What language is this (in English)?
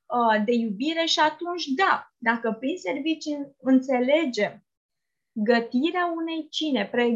Romanian